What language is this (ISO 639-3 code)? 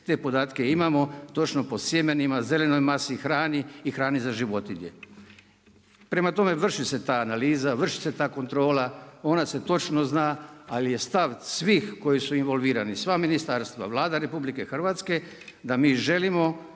hrv